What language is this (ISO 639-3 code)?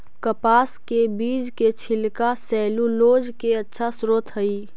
mag